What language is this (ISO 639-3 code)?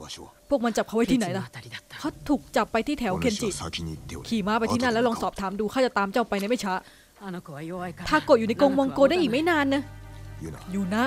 tha